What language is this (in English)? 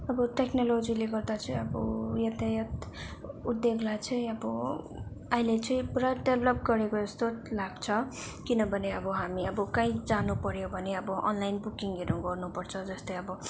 Nepali